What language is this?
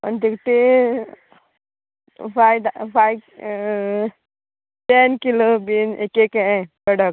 Konkani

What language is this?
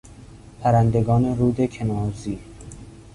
Persian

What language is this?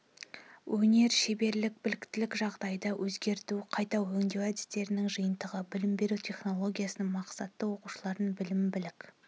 Kazakh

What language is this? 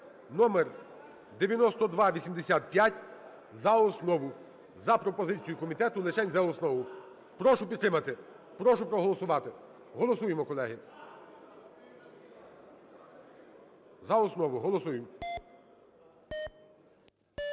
Ukrainian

